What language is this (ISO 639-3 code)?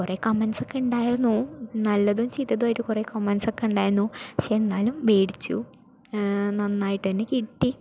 mal